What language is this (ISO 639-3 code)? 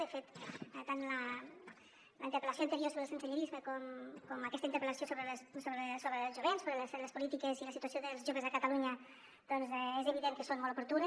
cat